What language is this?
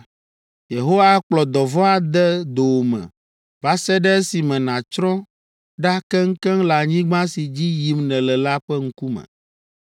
Ewe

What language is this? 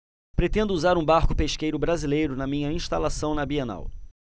Portuguese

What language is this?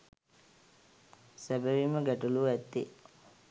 Sinhala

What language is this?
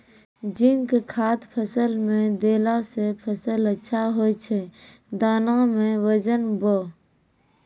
Maithili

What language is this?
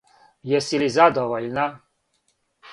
Serbian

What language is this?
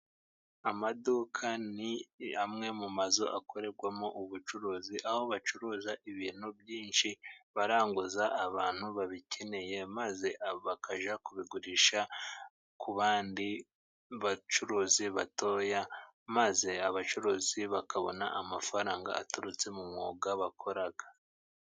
Kinyarwanda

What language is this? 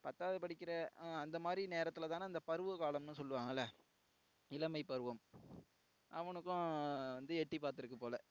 Tamil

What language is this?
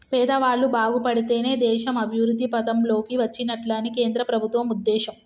Telugu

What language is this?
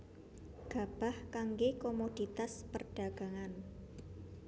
Javanese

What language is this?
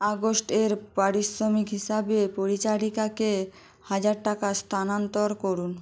Bangla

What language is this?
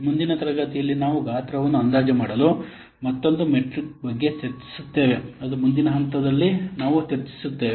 Kannada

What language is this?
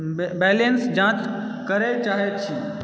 Maithili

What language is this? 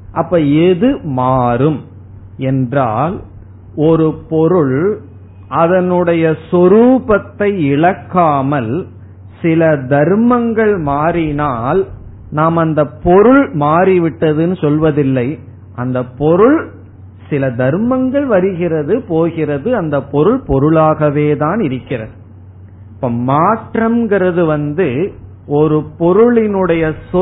Tamil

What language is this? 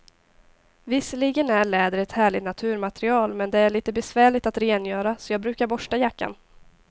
Swedish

